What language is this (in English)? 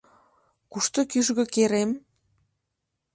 Mari